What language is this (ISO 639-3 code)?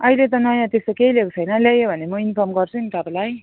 nep